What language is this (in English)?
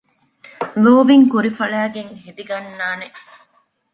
Divehi